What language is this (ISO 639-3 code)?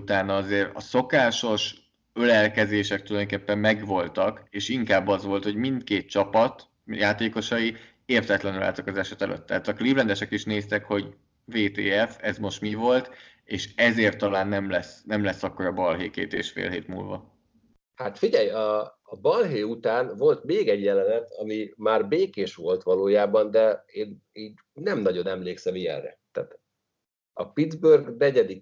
hun